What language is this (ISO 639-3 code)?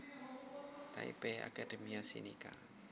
jav